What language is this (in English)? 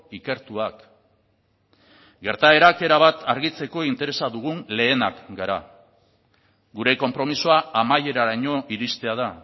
Basque